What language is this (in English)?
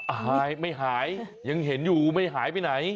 Thai